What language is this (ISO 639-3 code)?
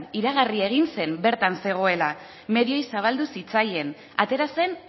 eus